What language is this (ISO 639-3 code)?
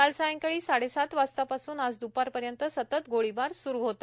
mar